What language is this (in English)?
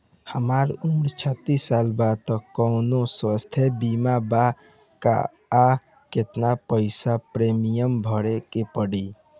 Bhojpuri